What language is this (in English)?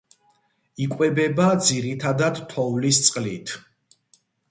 Georgian